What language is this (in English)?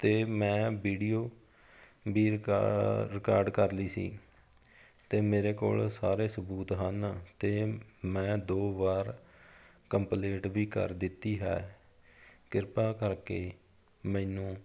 Punjabi